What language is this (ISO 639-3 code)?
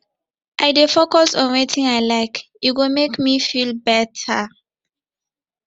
pcm